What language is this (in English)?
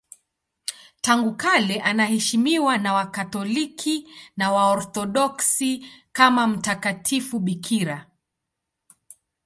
Swahili